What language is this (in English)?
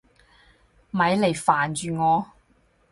Cantonese